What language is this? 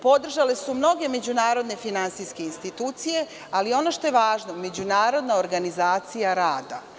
Serbian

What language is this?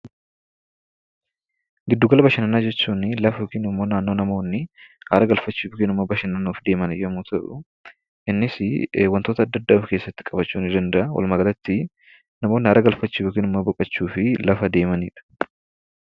Oromo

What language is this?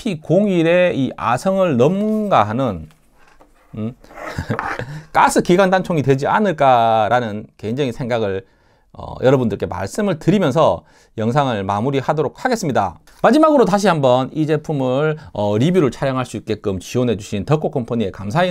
Korean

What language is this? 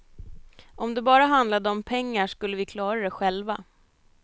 Swedish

